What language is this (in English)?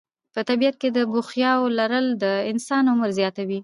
Pashto